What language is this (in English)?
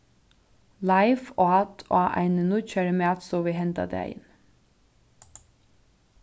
Faroese